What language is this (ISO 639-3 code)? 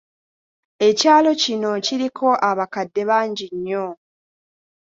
lug